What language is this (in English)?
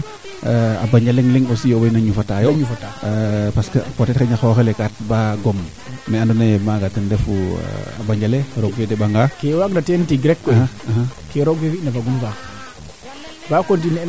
Serer